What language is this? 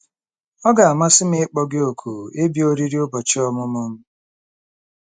Igbo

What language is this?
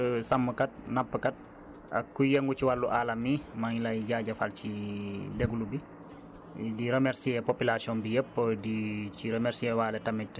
Wolof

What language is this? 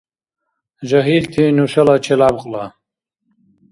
Dargwa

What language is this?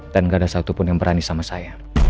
Indonesian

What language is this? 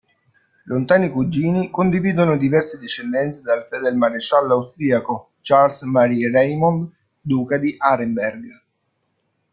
Italian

